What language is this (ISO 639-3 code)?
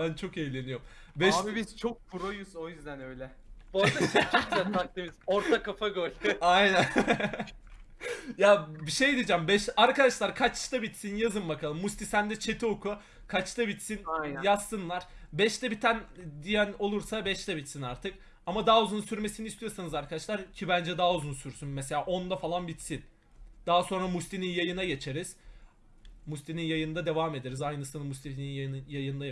tur